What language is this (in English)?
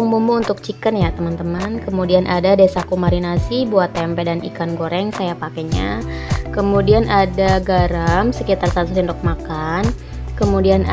Indonesian